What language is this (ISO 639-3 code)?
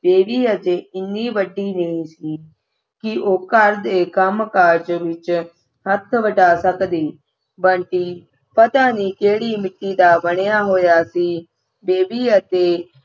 pan